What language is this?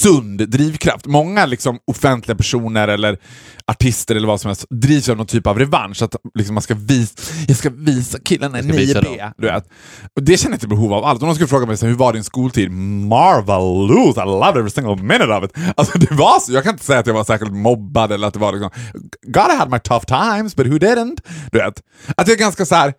Swedish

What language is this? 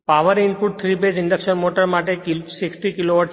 Gujarati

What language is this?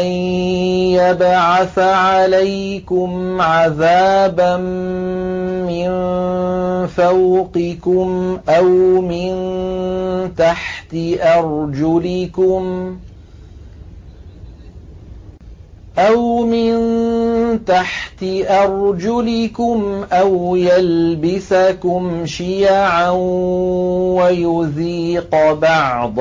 Arabic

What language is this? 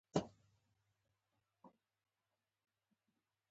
Pashto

